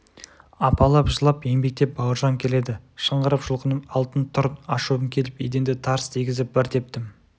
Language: Kazakh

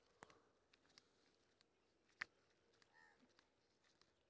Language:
Maithili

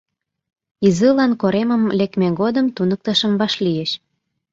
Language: Mari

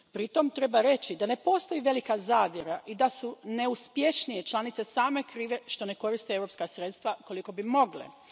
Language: Croatian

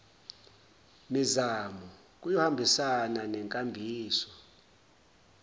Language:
Zulu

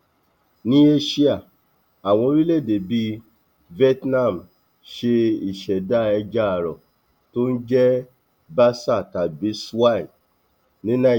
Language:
Yoruba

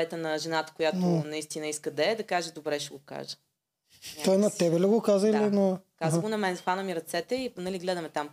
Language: Bulgarian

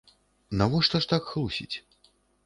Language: Belarusian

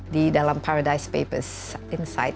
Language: Indonesian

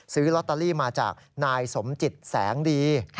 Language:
Thai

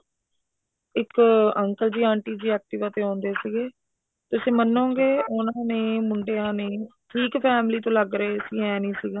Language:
Punjabi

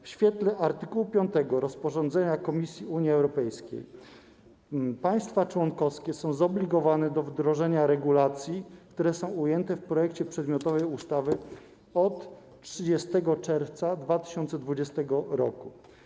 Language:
Polish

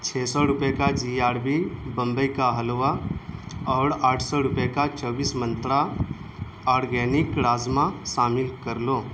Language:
Urdu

